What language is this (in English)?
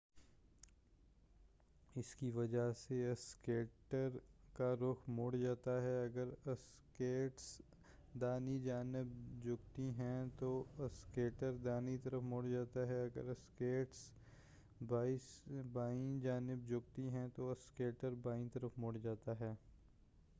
Urdu